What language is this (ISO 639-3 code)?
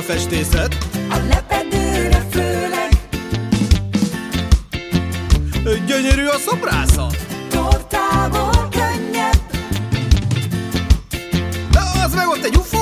hun